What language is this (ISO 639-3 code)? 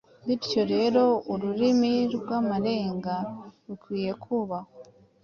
kin